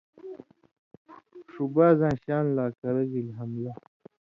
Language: Indus Kohistani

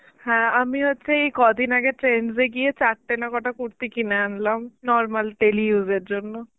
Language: Bangla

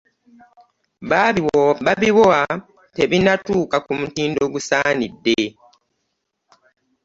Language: Ganda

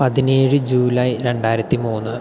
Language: Malayalam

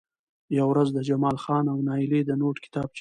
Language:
Pashto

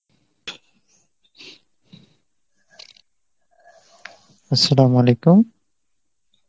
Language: Bangla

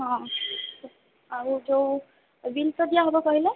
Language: Odia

